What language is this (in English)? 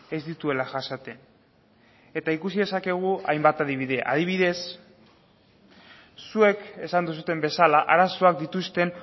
Basque